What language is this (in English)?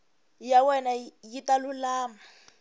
Tsonga